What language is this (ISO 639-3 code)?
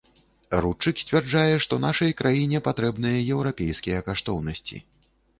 bel